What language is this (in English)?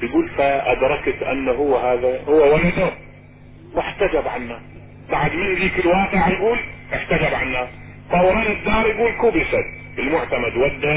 Arabic